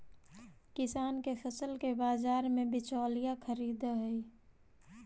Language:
Magahi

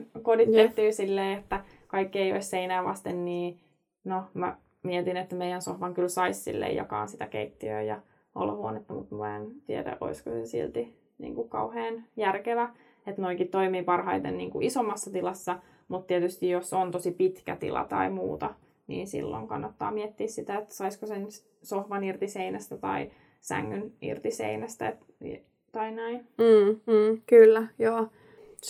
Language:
Finnish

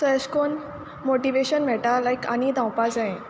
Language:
Konkani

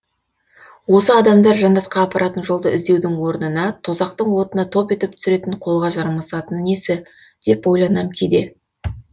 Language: Kazakh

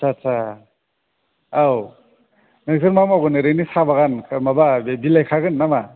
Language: Bodo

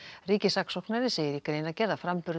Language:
Icelandic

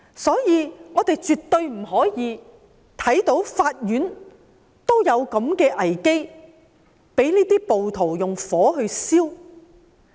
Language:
Cantonese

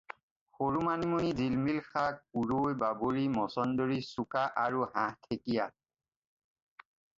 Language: Assamese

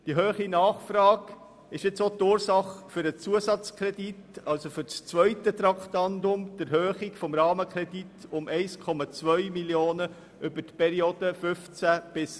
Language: Swiss German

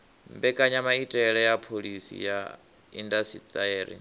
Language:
Venda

